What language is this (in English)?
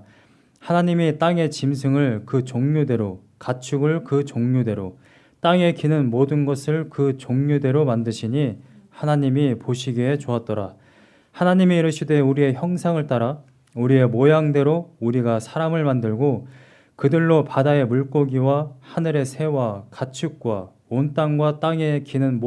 Korean